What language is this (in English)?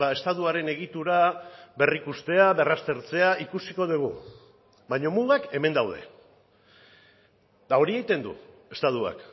Basque